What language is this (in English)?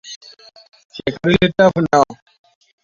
Hausa